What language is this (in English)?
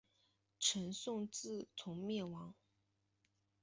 Chinese